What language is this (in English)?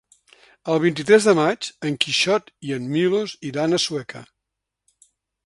Catalan